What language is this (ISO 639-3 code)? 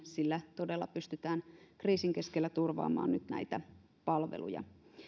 fin